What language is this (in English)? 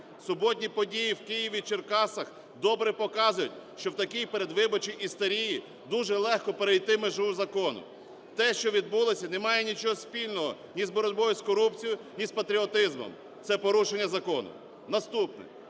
Ukrainian